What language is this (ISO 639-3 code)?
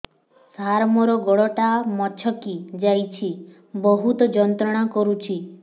ori